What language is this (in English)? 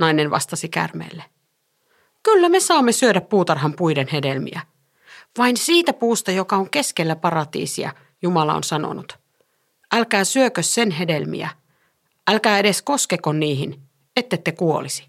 Finnish